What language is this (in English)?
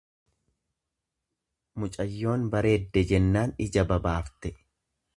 Oromo